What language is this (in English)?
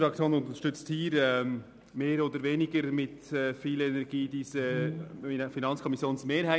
Swiss German